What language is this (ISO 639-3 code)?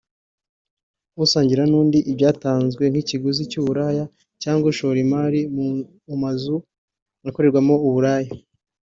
kin